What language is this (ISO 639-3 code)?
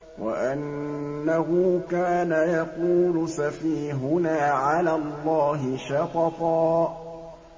ara